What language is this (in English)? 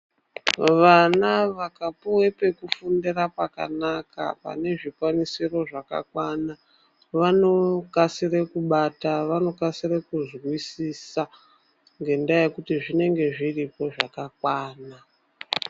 Ndau